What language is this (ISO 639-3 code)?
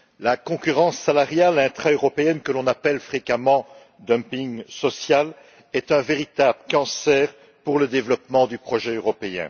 fra